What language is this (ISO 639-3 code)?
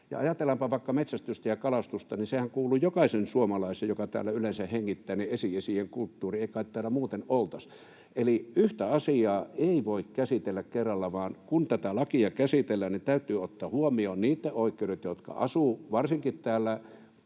fin